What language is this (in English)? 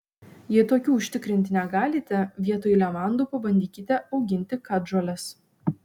Lithuanian